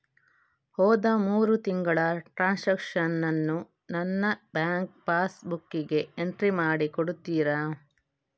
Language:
Kannada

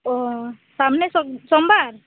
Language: Santali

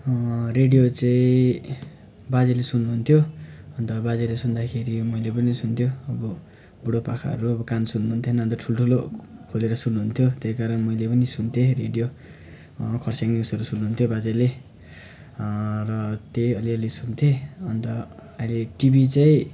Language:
Nepali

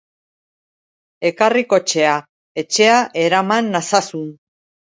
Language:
Basque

